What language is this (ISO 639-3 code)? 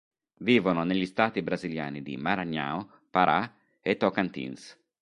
ita